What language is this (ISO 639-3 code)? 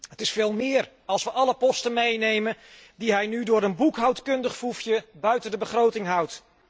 nld